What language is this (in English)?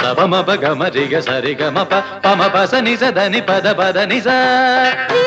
Malayalam